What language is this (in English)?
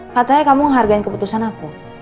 Indonesian